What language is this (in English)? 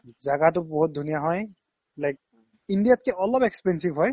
Assamese